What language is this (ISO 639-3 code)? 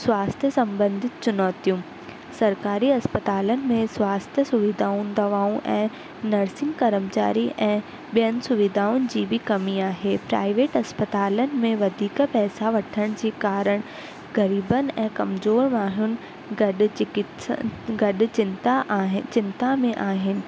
snd